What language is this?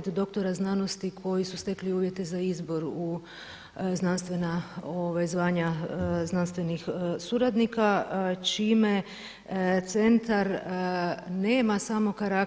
Croatian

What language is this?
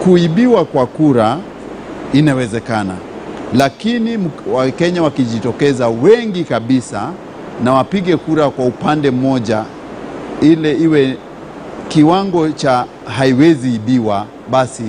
Swahili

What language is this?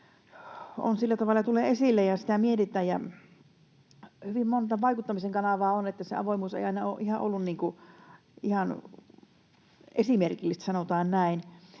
Finnish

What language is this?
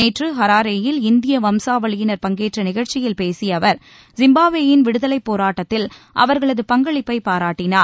Tamil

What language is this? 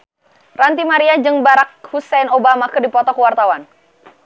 Sundanese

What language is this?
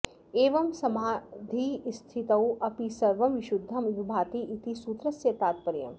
Sanskrit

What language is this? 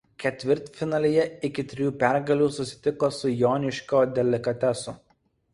Lithuanian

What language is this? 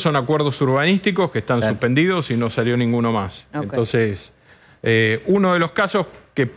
Spanish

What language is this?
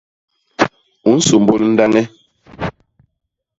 Basaa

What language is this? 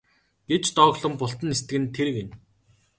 Mongolian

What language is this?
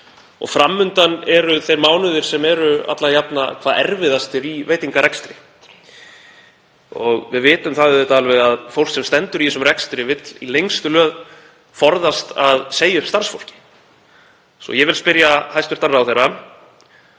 Icelandic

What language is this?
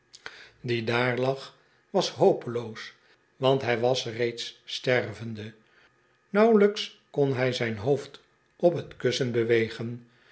Dutch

